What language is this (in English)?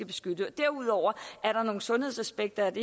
Danish